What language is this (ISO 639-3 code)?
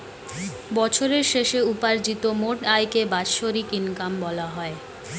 ben